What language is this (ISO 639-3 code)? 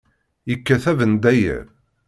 kab